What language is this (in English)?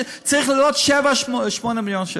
Hebrew